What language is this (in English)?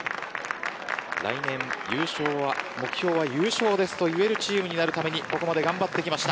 Japanese